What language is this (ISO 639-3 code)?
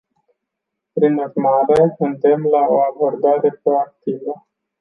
ron